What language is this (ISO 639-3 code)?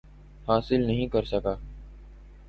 urd